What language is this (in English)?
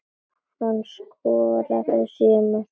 Icelandic